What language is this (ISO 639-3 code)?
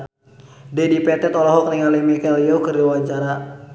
sun